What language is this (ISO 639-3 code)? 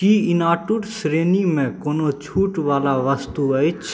mai